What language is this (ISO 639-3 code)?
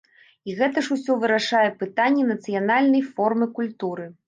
bel